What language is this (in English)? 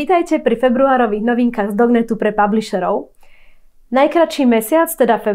Slovak